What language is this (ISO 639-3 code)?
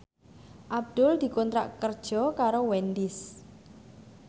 jav